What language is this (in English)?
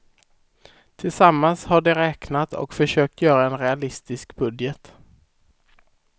Swedish